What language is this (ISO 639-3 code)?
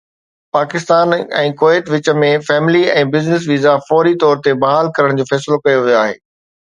snd